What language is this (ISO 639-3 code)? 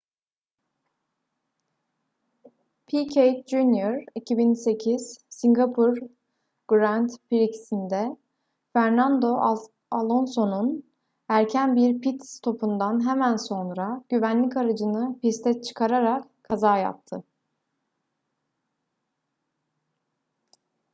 tur